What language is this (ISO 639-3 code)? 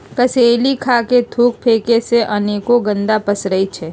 mag